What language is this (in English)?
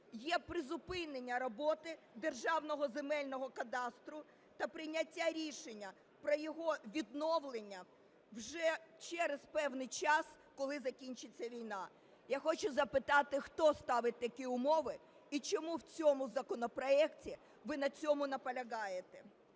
Ukrainian